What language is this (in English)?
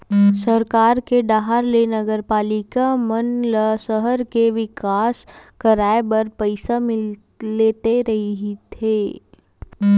Chhattisgarhi